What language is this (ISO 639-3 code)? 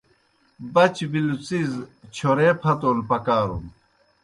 plk